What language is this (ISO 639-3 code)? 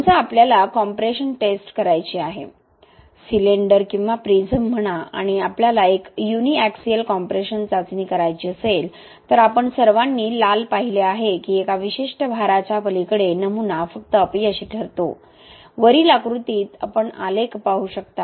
mar